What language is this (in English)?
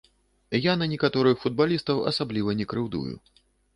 Belarusian